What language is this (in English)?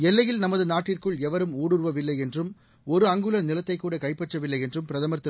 Tamil